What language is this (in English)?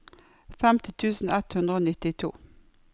Norwegian